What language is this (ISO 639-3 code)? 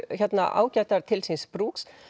isl